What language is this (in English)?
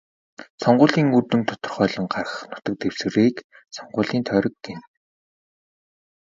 Mongolian